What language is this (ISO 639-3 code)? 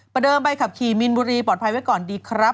tha